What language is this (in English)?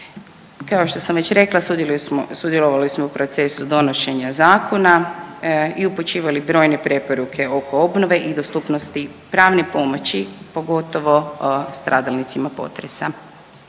Croatian